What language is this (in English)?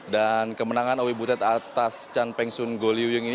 Indonesian